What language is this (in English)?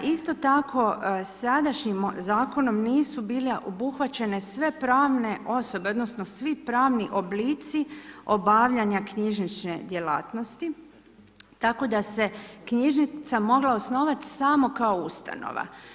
Croatian